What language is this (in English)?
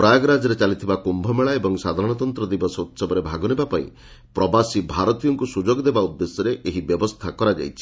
Odia